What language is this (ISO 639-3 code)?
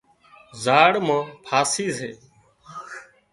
kxp